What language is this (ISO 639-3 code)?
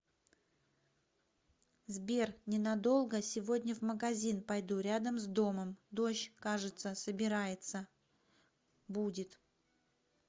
rus